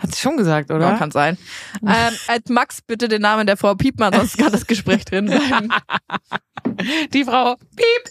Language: German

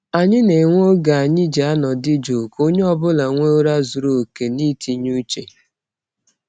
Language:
Igbo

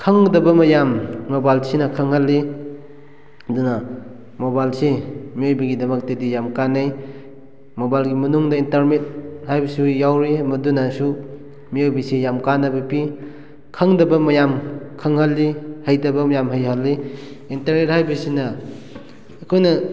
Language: Manipuri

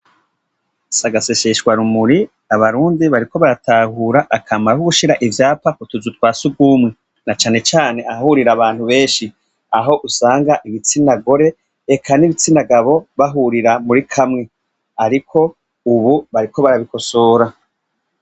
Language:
Rundi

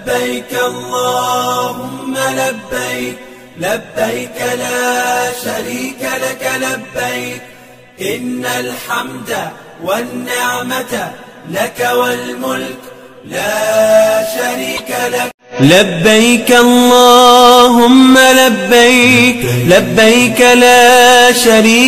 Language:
Arabic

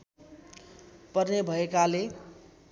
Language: Nepali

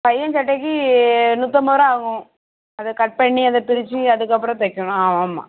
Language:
Tamil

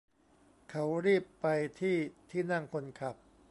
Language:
Thai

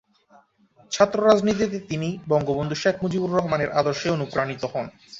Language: Bangla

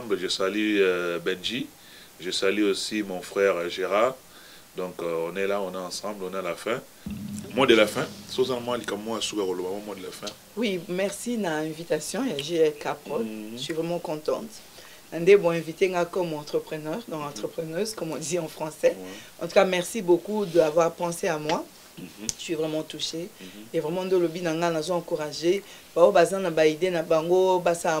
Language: French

